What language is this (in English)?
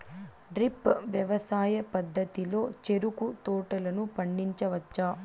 Telugu